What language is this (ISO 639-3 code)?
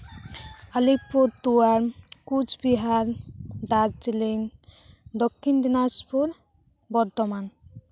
sat